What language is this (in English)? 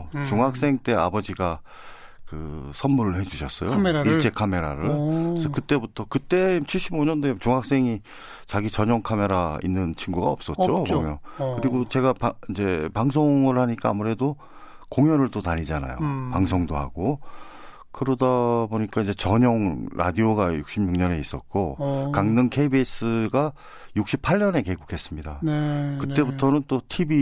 Korean